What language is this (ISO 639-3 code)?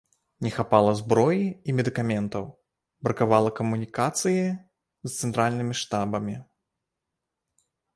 bel